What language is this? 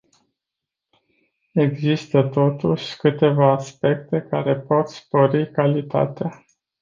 Romanian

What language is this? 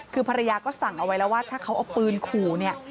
Thai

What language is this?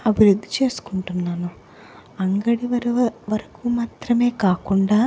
Telugu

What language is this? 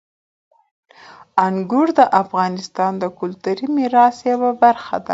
Pashto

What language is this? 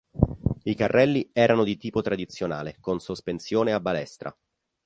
Italian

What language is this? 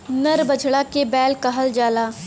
Bhojpuri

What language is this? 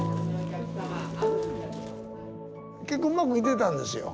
Japanese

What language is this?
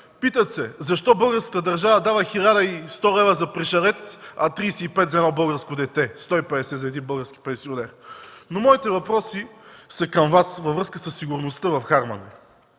Bulgarian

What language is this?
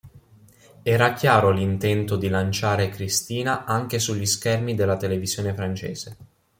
Italian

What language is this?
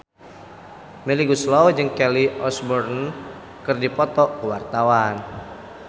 Sundanese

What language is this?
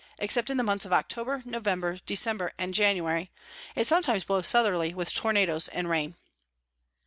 English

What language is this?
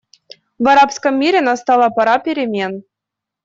Russian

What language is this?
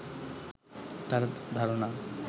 Bangla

